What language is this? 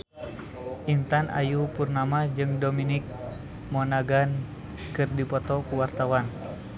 Sundanese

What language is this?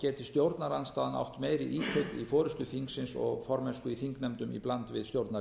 Icelandic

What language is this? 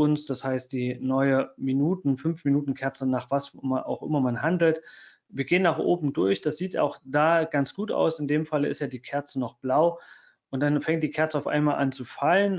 German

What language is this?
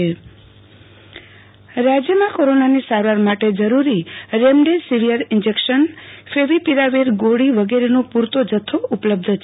Gujarati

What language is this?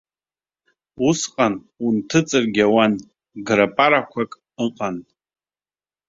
Abkhazian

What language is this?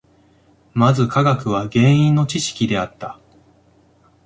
Japanese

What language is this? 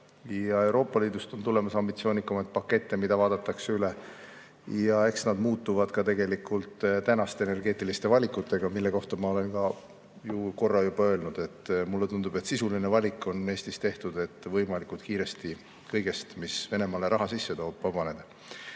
Estonian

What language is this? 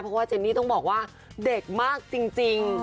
Thai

